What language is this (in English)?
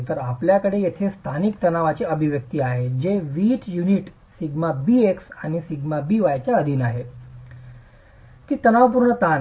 Marathi